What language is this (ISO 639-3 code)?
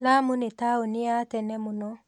kik